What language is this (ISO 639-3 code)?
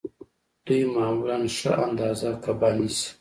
pus